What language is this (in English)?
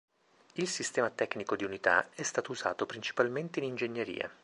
Italian